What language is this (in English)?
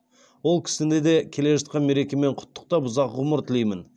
Kazakh